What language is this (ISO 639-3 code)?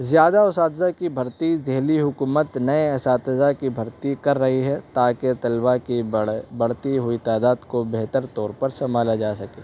urd